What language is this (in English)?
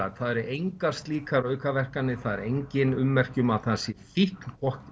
Icelandic